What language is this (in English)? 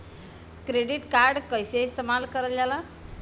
Bhojpuri